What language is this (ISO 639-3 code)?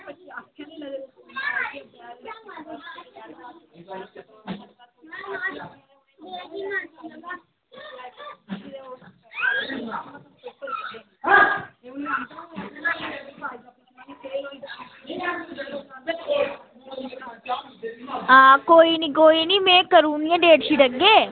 doi